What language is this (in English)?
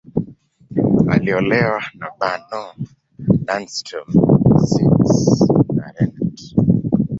Swahili